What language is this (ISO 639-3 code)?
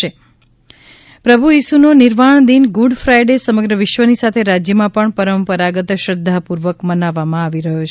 guj